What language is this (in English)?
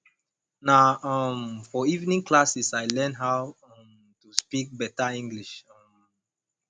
Nigerian Pidgin